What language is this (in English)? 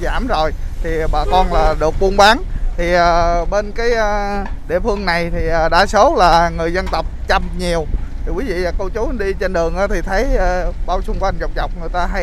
Vietnamese